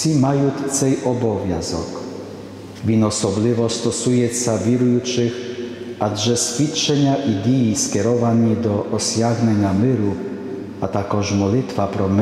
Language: Polish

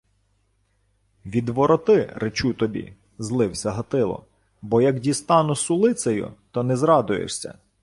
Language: Ukrainian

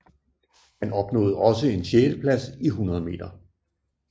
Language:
Danish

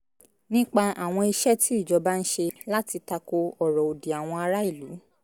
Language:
Yoruba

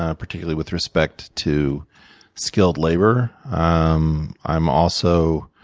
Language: English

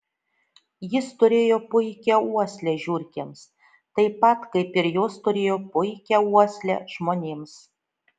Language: Lithuanian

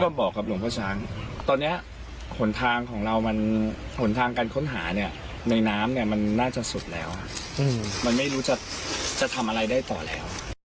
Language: Thai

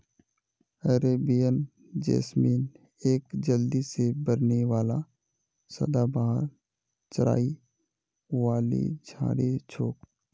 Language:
Magahi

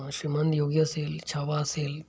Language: Marathi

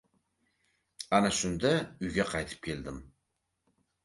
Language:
Uzbek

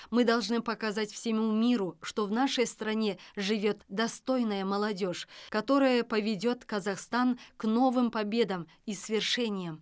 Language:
Kazakh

